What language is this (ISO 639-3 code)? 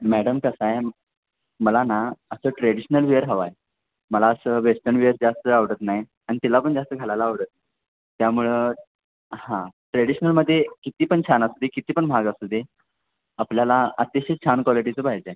mar